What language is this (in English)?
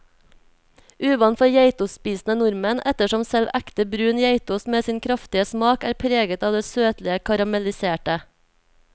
Norwegian